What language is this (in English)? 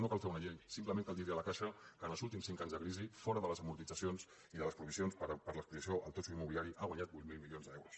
Catalan